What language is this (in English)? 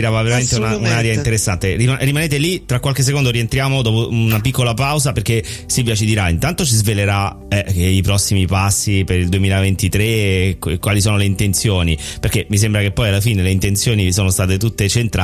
Italian